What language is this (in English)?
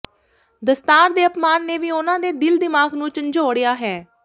Punjabi